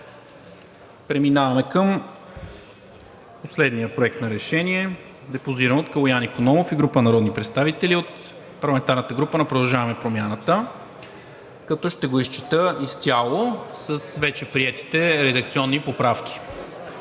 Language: Bulgarian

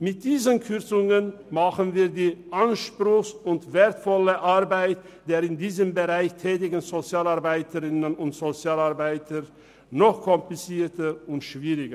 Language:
Swiss German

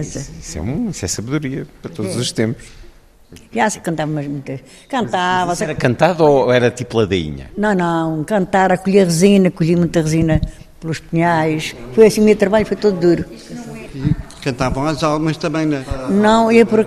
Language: Portuguese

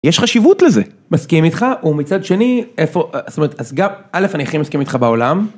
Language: Hebrew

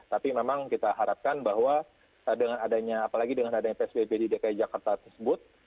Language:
Indonesian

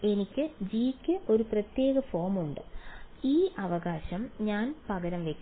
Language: Malayalam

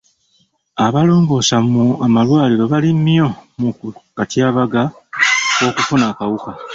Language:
Ganda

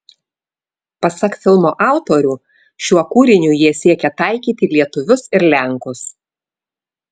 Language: Lithuanian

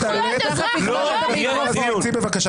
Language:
Hebrew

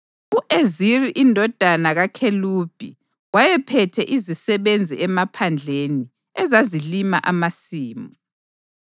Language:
North Ndebele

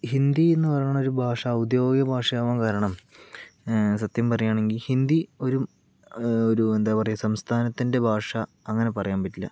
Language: Malayalam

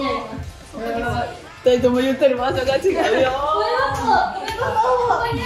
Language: Japanese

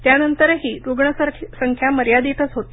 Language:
Marathi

